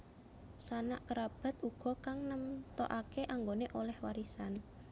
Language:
Javanese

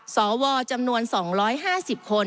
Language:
Thai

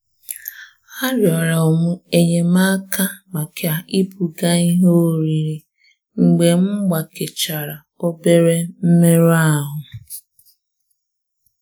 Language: Igbo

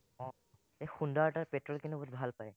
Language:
Assamese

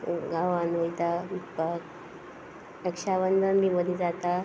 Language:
Konkani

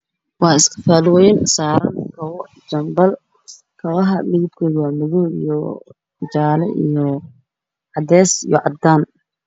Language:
Somali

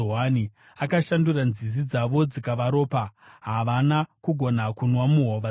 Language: Shona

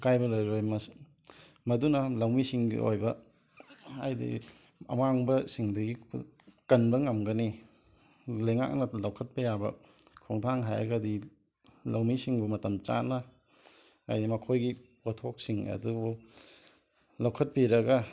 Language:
Manipuri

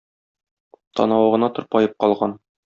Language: Tatar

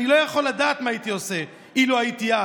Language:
Hebrew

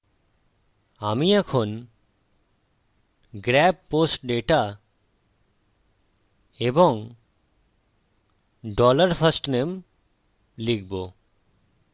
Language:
Bangla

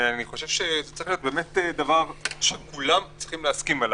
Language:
Hebrew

